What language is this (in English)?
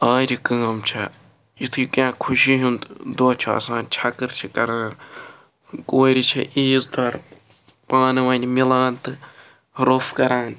Kashmiri